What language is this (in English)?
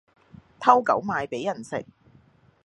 Cantonese